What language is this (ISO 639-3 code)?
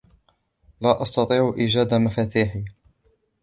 ara